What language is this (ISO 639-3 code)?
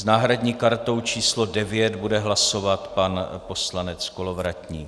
ces